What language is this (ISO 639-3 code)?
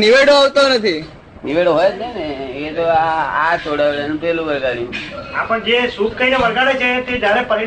guj